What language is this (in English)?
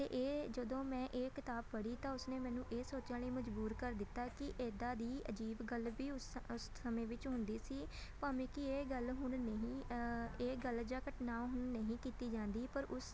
Punjabi